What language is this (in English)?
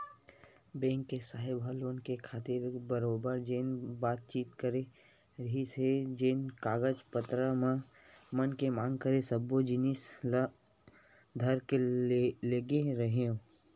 Chhattisgarhi